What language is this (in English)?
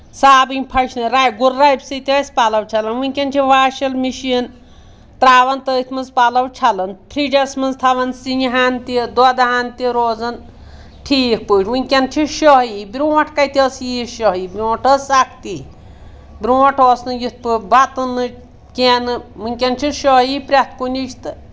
Kashmiri